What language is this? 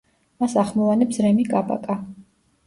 Georgian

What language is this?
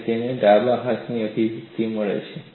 Gujarati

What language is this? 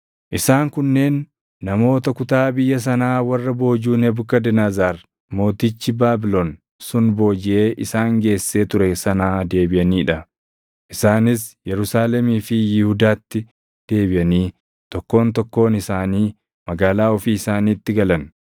Oromo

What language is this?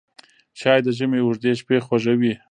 Pashto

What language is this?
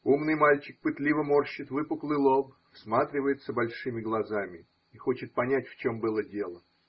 Russian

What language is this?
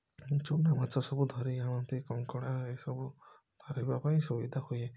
Odia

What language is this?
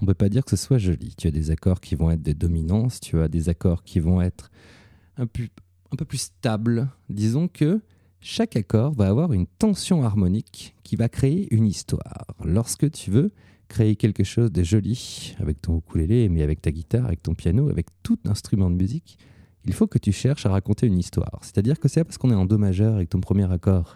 French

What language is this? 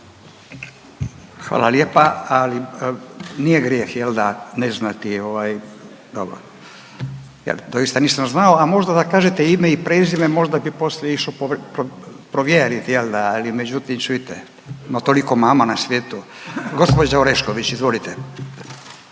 Croatian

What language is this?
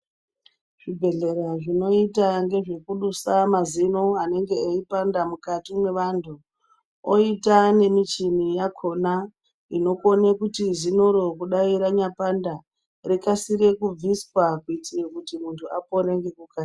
Ndau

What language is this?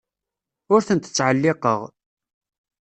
Kabyle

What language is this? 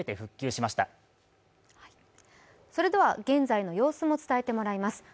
Japanese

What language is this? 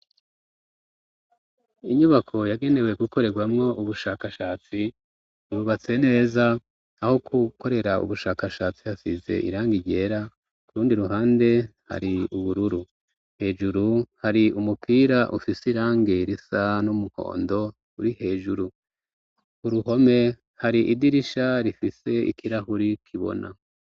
Rundi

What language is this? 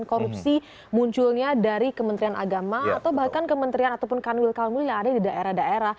Indonesian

